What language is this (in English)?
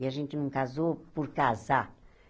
Portuguese